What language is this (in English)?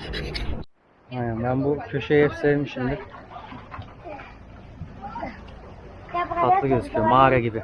Turkish